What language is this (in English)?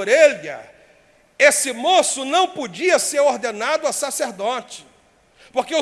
Portuguese